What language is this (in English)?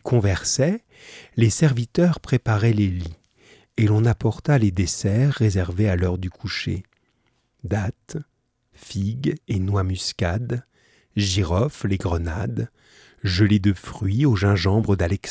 French